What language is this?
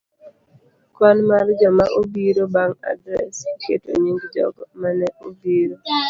Luo (Kenya and Tanzania)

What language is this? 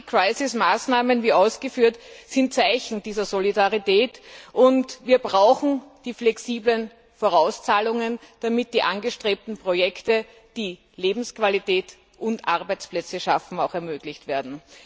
German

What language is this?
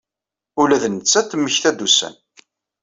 Kabyle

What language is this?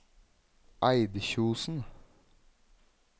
Norwegian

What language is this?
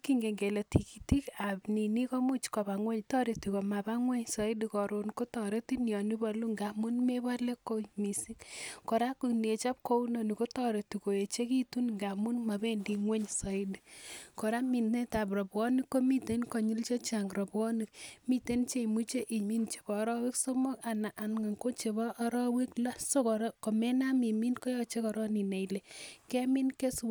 Kalenjin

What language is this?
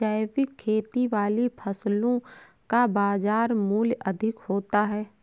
Hindi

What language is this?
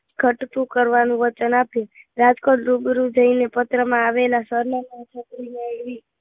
Gujarati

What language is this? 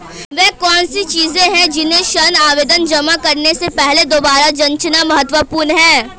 Hindi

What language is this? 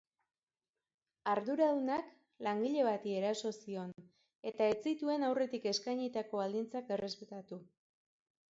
Basque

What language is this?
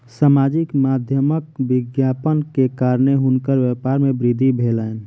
Maithili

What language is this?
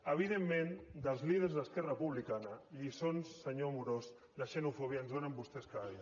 Catalan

